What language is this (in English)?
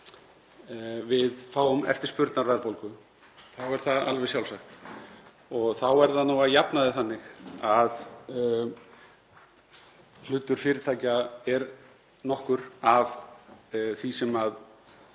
Icelandic